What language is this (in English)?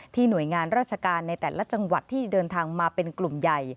Thai